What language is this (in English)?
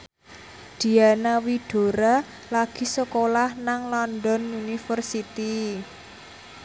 Javanese